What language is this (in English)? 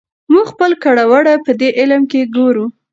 Pashto